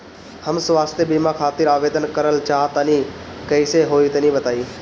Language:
Bhojpuri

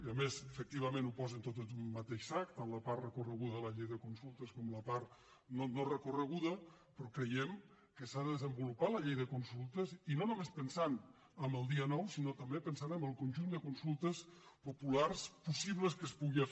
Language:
Catalan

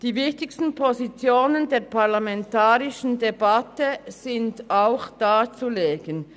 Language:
Swiss German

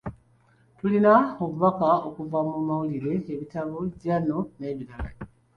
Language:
Ganda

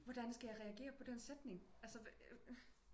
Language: Danish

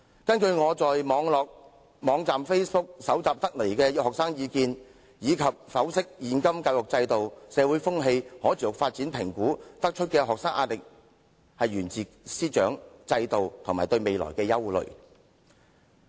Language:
Cantonese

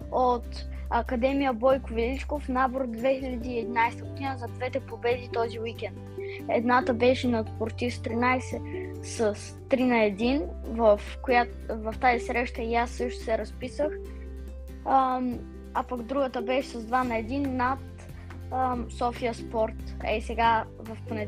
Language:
Bulgarian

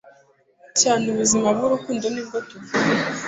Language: Kinyarwanda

